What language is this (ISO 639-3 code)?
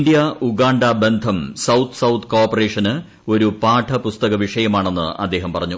mal